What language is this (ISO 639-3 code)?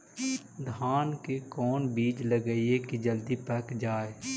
mag